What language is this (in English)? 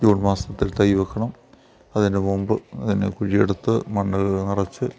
Malayalam